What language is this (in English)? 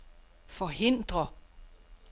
Danish